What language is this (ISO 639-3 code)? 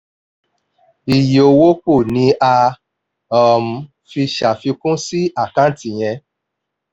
yor